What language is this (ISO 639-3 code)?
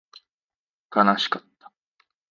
jpn